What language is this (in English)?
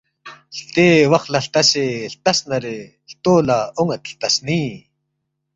Balti